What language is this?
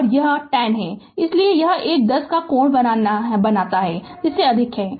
Hindi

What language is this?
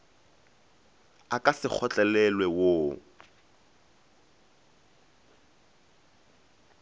Northern Sotho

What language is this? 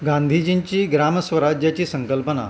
Konkani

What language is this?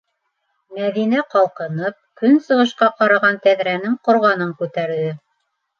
Bashkir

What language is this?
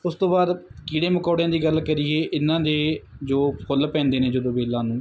Punjabi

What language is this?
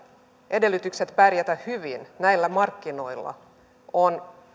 Finnish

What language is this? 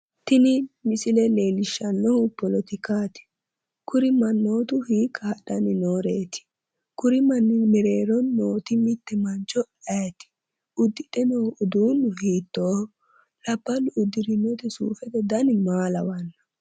Sidamo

